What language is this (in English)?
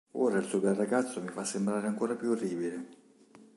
Italian